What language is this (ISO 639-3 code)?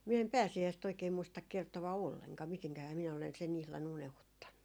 fin